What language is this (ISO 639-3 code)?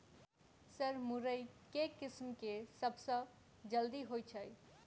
mai